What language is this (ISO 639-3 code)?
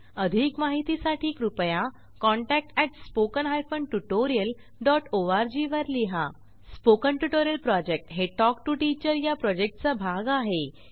mar